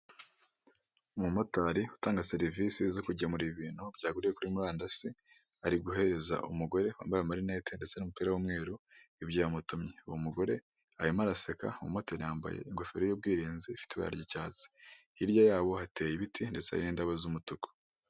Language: Kinyarwanda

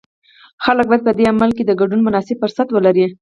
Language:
Pashto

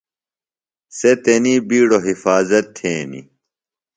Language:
Phalura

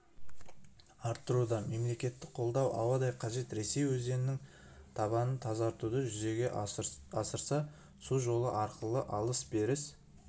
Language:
Kazakh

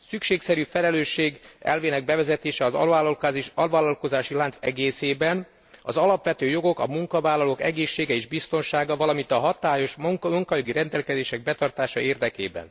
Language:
Hungarian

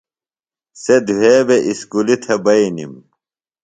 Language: Phalura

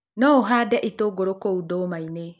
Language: Kikuyu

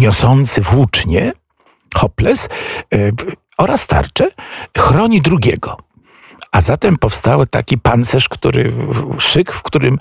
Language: Polish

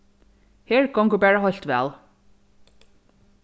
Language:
Faroese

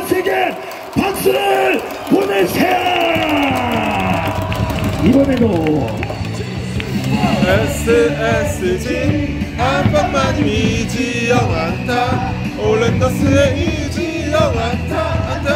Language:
Korean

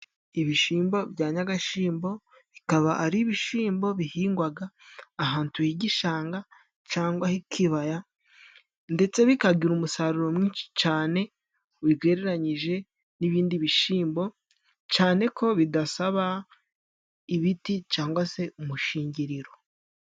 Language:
Kinyarwanda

